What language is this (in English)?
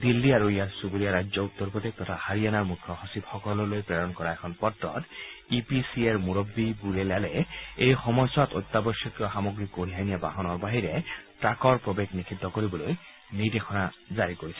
Assamese